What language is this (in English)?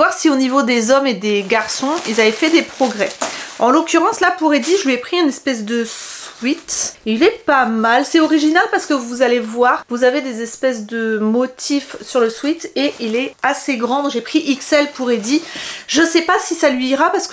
French